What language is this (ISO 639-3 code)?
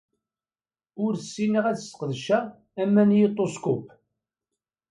kab